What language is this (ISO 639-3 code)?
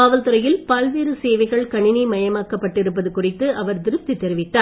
tam